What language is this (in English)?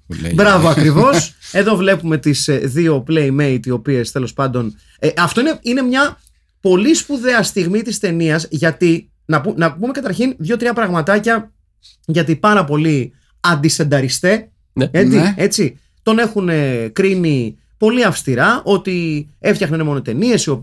Greek